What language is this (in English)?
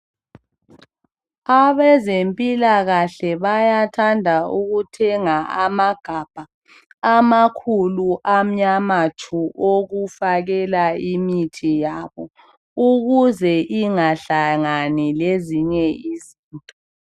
North Ndebele